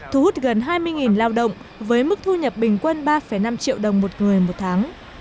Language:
Vietnamese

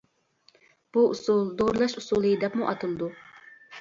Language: Uyghur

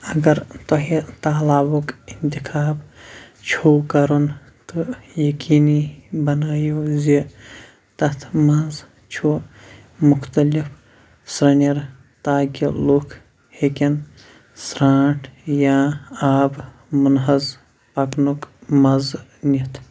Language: Kashmiri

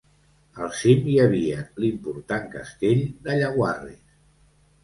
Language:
Catalan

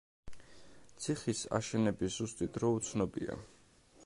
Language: Georgian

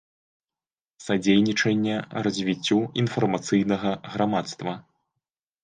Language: Belarusian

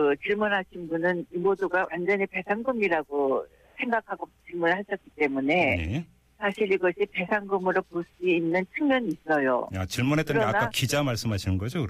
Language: Korean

